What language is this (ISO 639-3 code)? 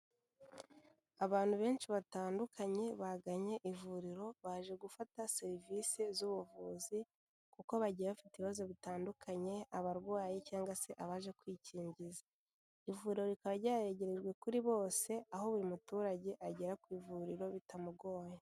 kin